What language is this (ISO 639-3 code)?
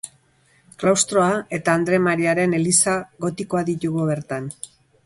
eus